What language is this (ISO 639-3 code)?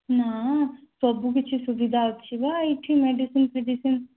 ori